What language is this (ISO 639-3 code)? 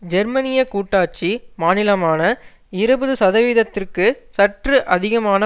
tam